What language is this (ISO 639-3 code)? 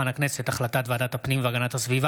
heb